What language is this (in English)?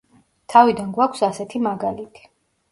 Georgian